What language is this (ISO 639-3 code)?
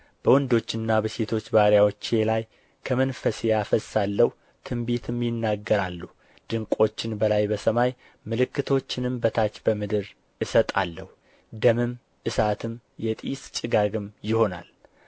amh